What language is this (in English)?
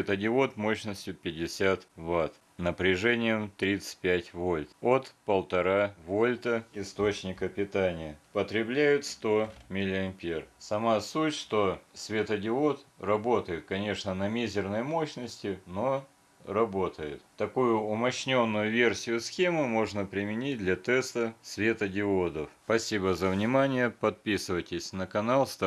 Russian